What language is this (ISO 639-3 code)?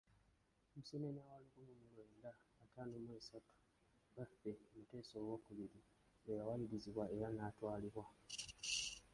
lug